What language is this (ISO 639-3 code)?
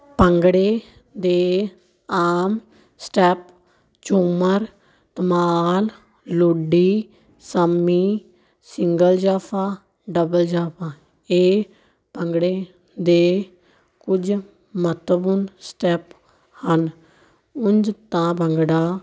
pan